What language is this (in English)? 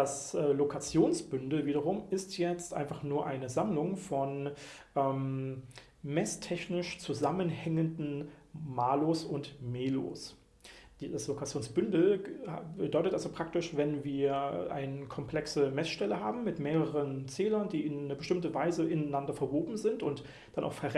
German